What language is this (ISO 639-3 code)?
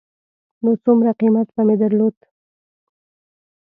pus